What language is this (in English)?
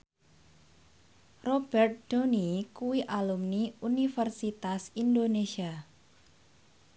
Javanese